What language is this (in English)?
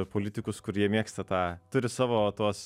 Lithuanian